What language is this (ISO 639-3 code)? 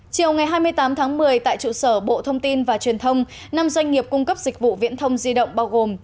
vie